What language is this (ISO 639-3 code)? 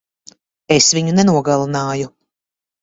lav